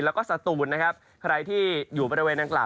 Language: Thai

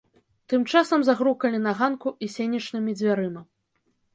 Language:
Belarusian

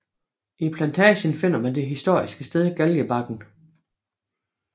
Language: Danish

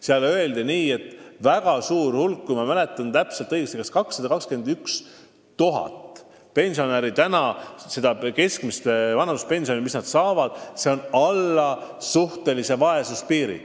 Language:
Estonian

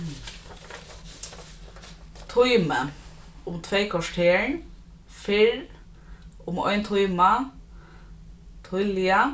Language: Faroese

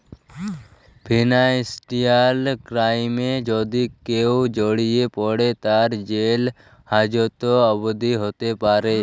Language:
Bangla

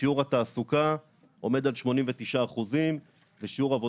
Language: Hebrew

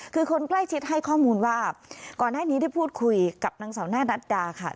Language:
Thai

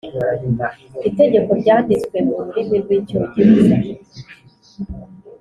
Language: Kinyarwanda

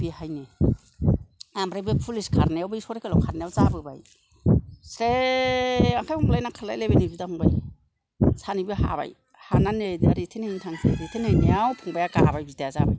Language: Bodo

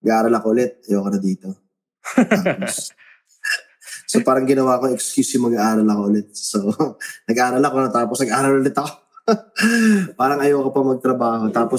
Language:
Filipino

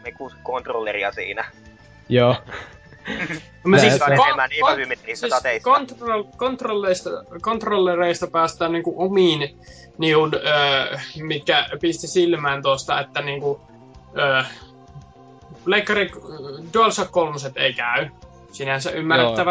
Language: Finnish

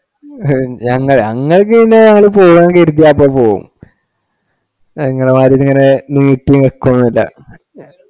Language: Malayalam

